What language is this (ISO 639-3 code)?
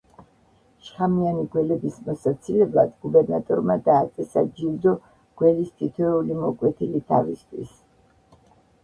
kat